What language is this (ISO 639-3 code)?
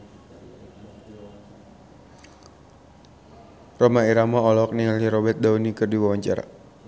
sun